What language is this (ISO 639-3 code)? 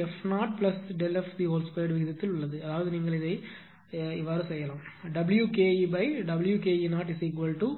tam